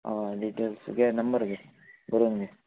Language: Konkani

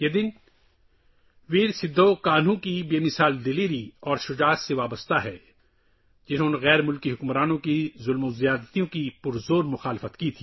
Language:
Urdu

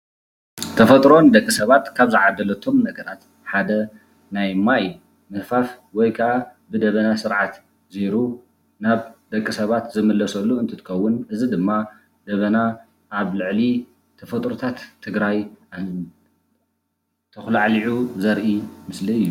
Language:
Tigrinya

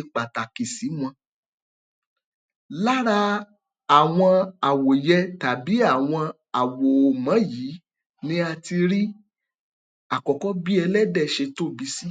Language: Yoruba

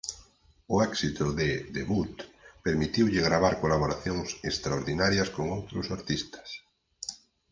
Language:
Galician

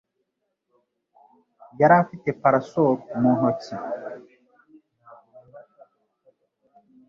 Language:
Kinyarwanda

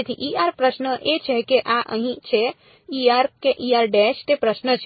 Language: Gujarati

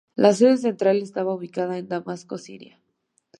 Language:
Spanish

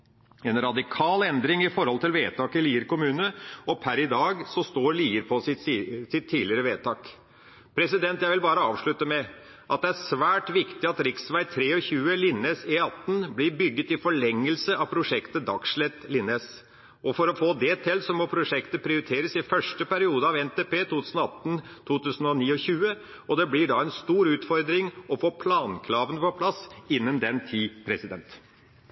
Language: Norwegian Bokmål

